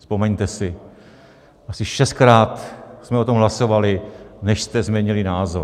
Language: Czech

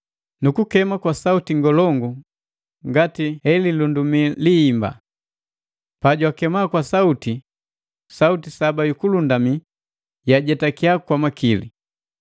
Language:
Matengo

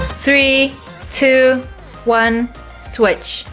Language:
English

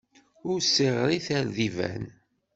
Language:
Kabyle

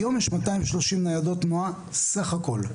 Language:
Hebrew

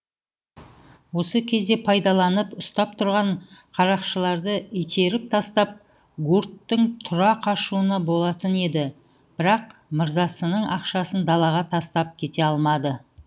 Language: Kazakh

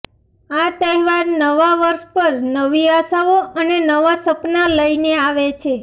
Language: Gujarati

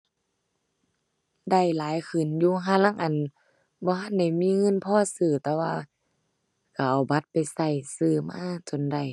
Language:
Thai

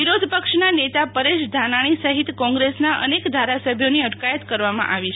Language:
Gujarati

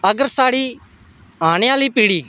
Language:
Dogri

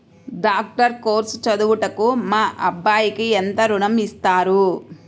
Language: Telugu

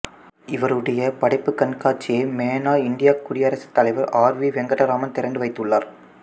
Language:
Tamil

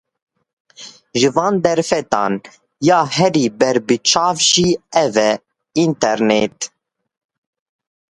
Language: Kurdish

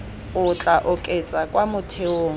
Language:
Tswana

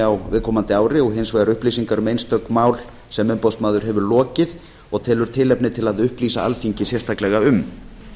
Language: Icelandic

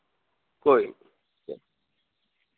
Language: Dogri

